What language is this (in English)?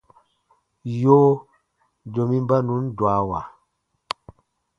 Baatonum